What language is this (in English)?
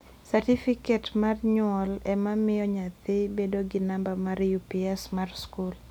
Luo (Kenya and Tanzania)